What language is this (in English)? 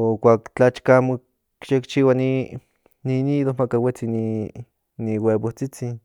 Central Nahuatl